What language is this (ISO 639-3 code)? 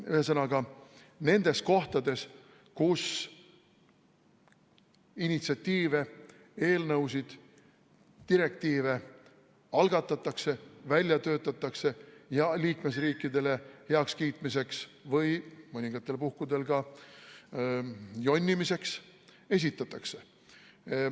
est